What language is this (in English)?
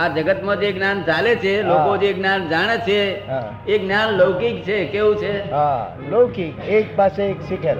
Gujarati